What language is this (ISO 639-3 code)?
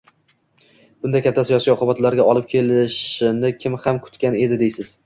uzb